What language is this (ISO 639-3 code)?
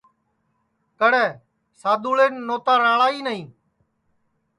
ssi